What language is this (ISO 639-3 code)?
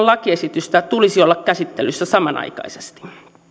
fin